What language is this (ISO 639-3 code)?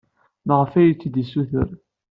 kab